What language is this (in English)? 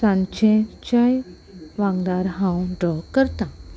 Konkani